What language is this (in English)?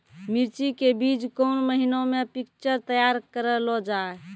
Maithili